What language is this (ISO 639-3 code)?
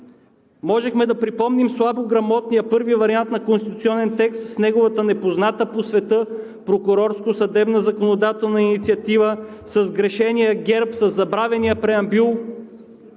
bul